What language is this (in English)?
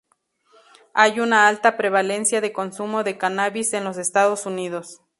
Spanish